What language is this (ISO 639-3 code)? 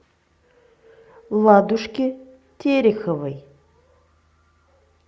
rus